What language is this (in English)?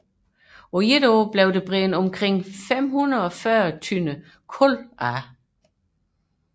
Danish